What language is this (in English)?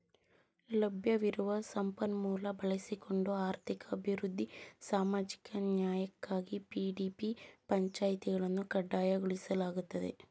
Kannada